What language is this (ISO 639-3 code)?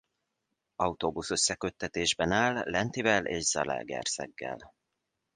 hun